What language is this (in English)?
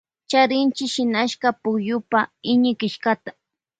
Loja Highland Quichua